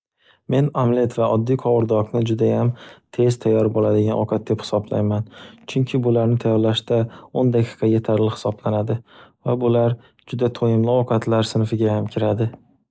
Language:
Uzbek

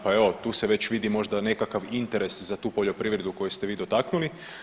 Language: Croatian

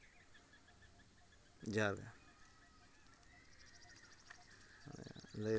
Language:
Santali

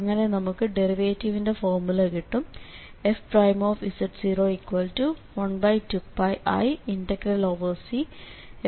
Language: Malayalam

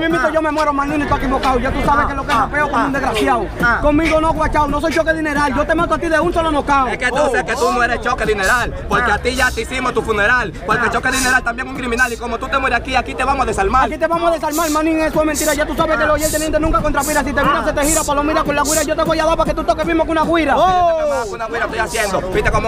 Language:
Spanish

